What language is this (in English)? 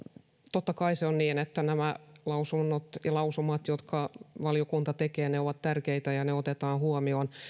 Finnish